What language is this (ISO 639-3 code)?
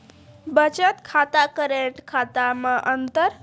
mai